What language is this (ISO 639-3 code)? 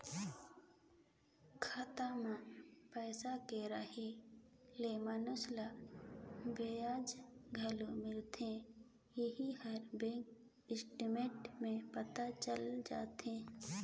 hne